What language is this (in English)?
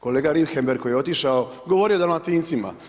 Croatian